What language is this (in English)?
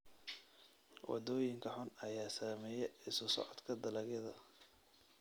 Somali